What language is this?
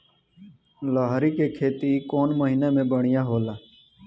Bhojpuri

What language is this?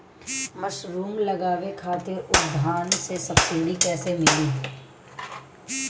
Bhojpuri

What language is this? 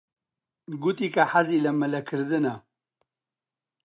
Central Kurdish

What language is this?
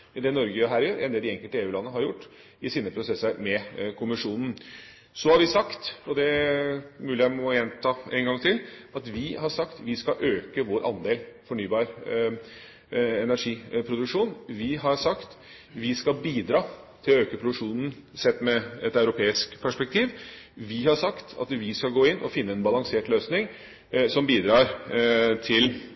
Norwegian Bokmål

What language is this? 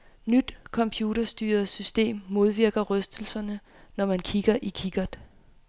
Danish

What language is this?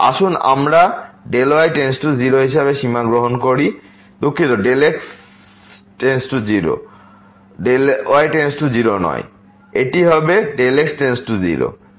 Bangla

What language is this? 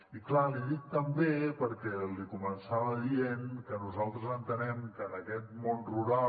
Catalan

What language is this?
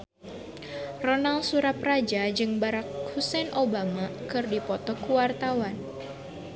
Sundanese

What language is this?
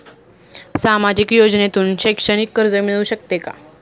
Marathi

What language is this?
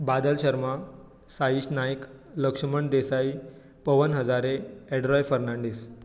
Konkani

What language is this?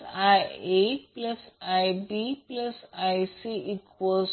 Marathi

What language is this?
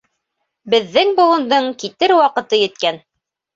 Bashkir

